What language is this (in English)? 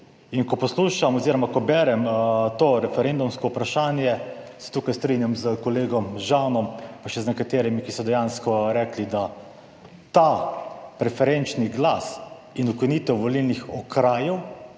Slovenian